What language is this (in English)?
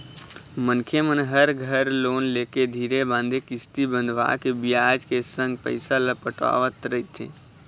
Chhattisgarhi